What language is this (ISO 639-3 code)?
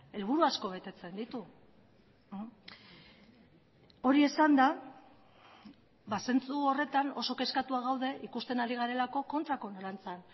eus